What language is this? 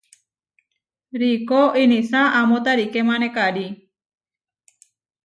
Huarijio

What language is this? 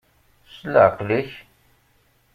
Kabyle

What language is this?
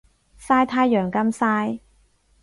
Cantonese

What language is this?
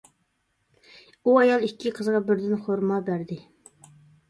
Uyghur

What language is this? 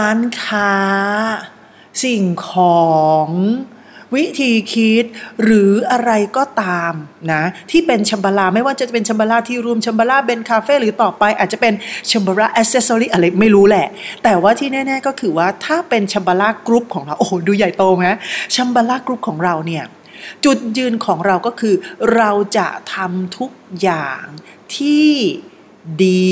Thai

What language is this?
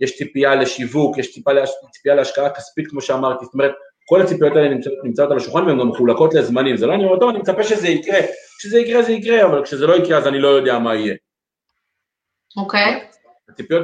Hebrew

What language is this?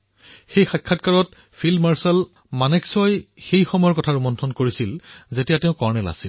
Assamese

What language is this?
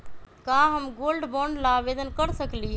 Magahi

